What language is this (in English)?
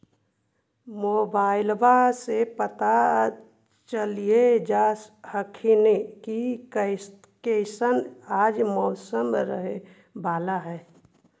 Magahi